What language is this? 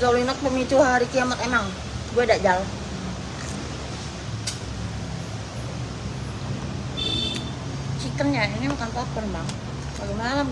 Indonesian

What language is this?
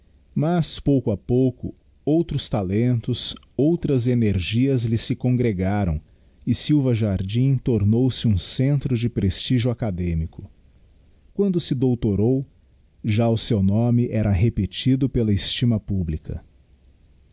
Portuguese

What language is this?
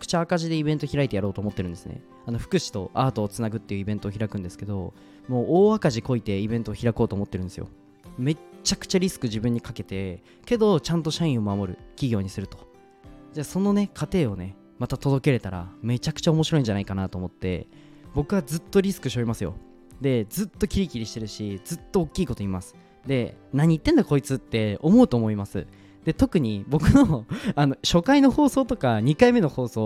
Japanese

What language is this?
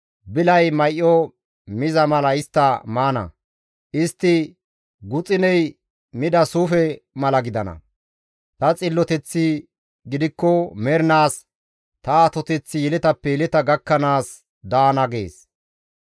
Gamo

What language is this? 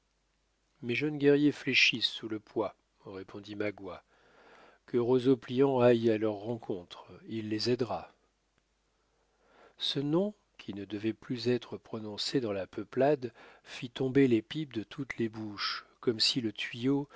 French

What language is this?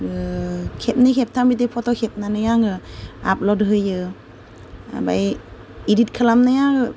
Bodo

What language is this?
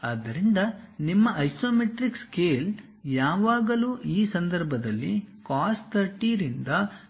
Kannada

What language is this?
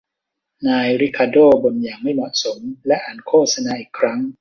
Thai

